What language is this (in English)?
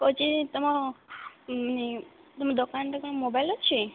Odia